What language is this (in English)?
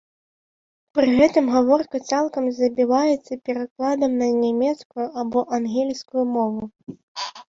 Belarusian